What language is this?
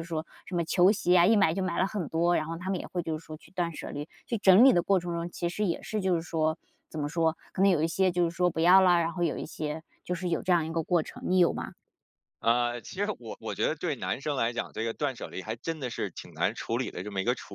Chinese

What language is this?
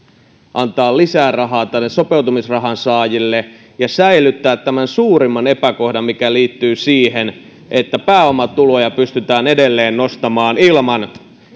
Finnish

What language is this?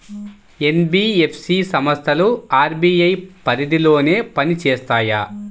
Telugu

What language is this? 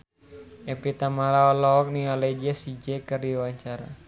Sundanese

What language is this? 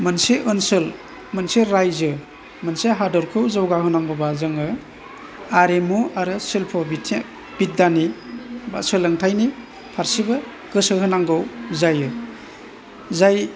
Bodo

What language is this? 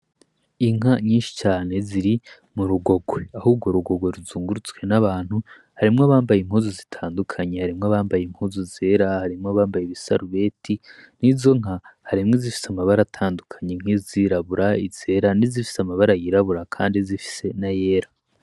Rundi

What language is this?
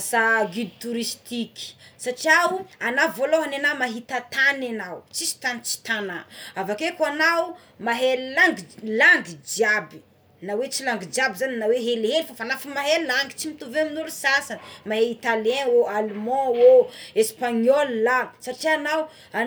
Tsimihety Malagasy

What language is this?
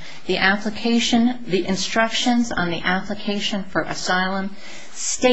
English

